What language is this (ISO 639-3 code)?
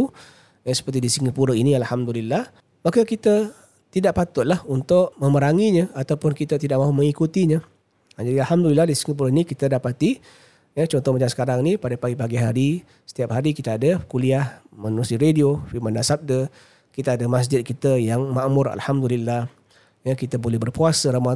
msa